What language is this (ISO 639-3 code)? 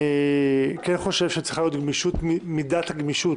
heb